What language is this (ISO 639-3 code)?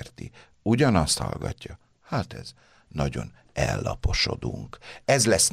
hun